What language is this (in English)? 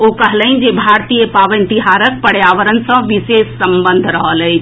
Maithili